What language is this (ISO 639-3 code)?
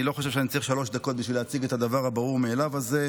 heb